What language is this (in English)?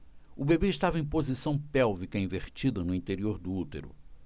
Portuguese